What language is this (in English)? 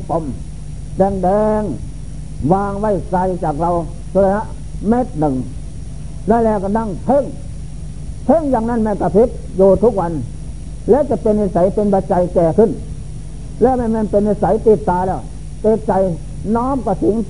Thai